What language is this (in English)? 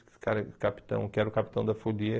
Portuguese